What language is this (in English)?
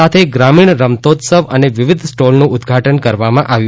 Gujarati